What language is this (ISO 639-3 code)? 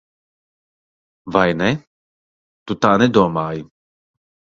lav